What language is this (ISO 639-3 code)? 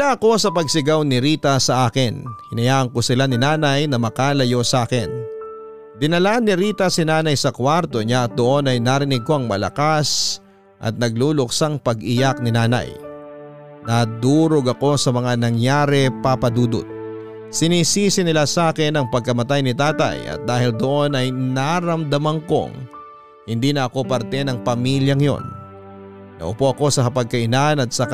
fil